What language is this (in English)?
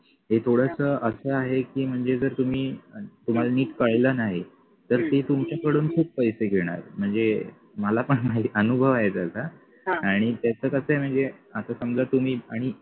Marathi